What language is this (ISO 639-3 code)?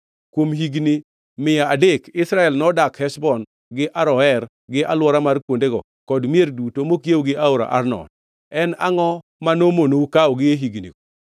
luo